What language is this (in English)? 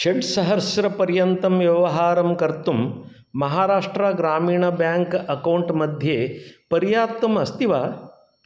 Sanskrit